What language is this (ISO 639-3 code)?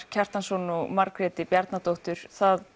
isl